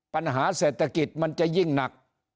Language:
Thai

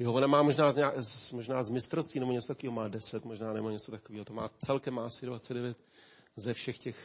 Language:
Czech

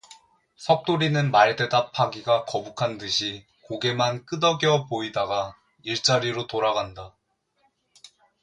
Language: Korean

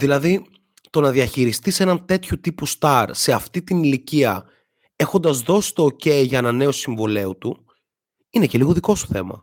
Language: Greek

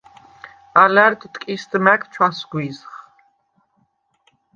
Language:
Svan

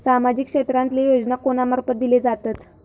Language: Marathi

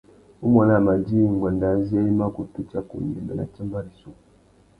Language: Tuki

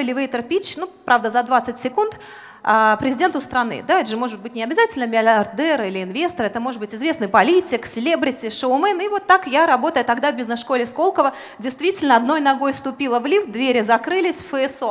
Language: Russian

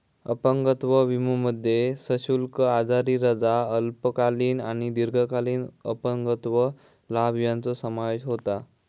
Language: Marathi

